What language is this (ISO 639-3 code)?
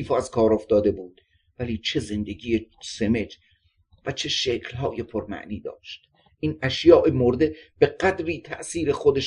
fas